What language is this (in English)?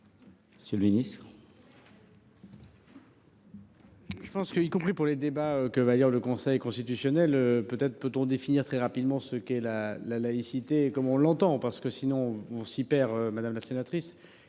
French